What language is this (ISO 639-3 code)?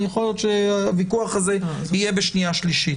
heb